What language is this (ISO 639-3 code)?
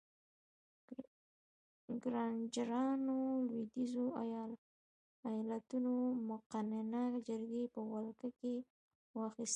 pus